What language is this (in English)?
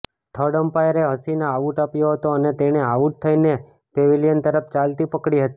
Gujarati